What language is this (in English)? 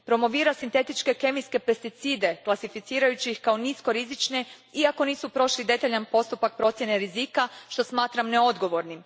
Croatian